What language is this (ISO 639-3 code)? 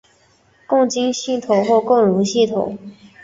zho